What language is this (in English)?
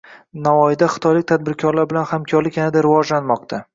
Uzbek